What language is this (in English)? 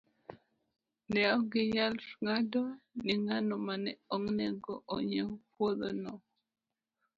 Luo (Kenya and Tanzania)